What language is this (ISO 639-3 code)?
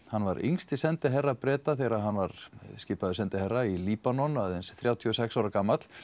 isl